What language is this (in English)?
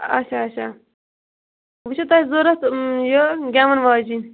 Kashmiri